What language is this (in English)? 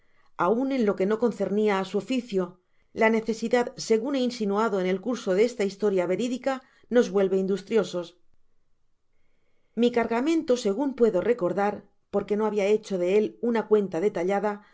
Spanish